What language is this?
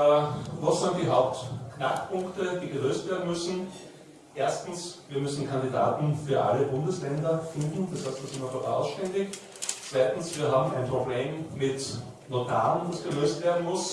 German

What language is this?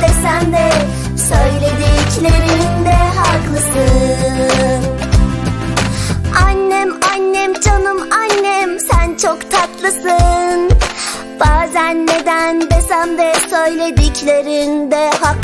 Turkish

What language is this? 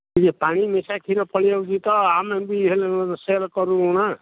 Odia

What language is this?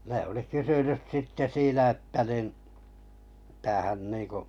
Finnish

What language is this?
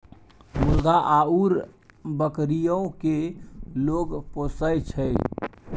Maithili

